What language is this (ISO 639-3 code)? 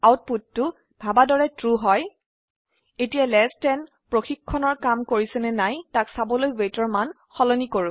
asm